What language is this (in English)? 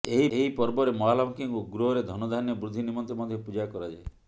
Odia